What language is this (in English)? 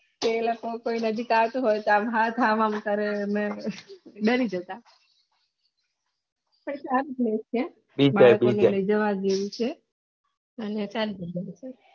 Gujarati